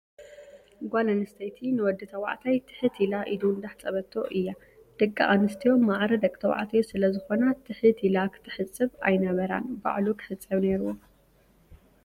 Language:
Tigrinya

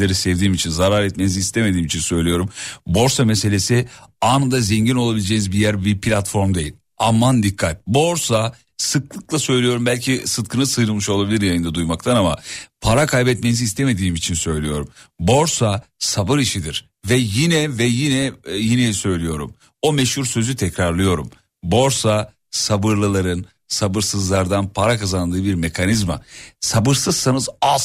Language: Turkish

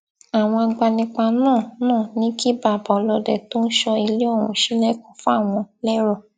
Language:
Yoruba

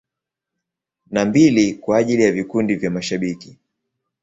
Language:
Swahili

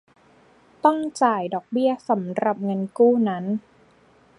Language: Thai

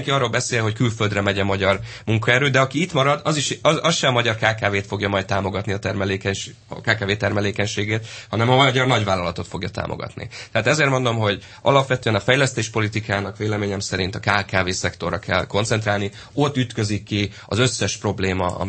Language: Hungarian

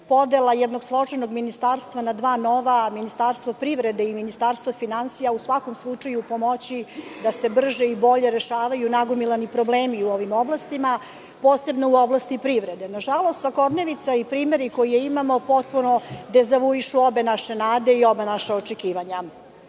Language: Serbian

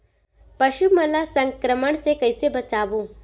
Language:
Chhattisgarhi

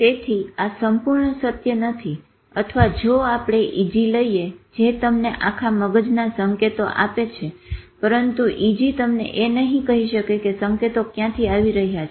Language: Gujarati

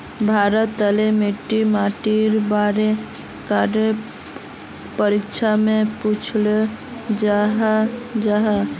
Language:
Magahi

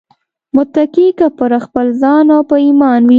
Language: Pashto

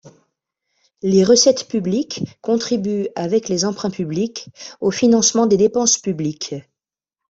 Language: French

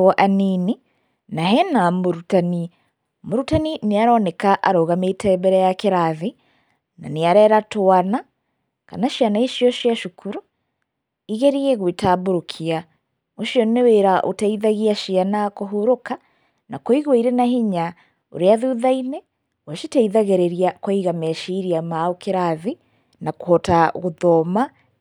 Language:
Kikuyu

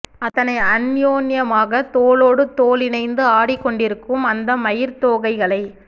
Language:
Tamil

